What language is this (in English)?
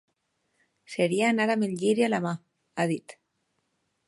Catalan